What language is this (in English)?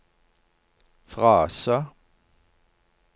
Norwegian